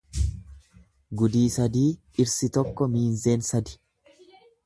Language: Oromo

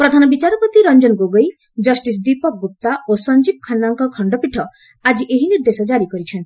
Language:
Odia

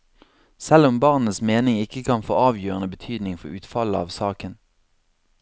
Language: Norwegian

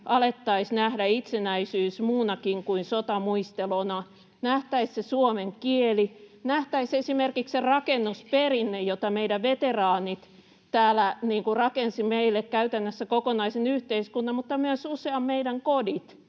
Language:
Finnish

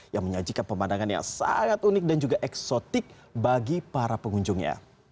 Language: Indonesian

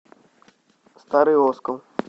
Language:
Russian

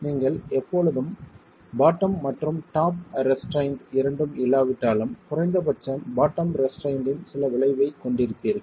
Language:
Tamil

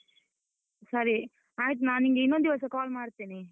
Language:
Kannada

